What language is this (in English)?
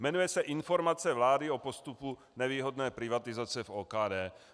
Czech